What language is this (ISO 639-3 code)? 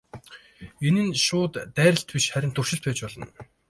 mon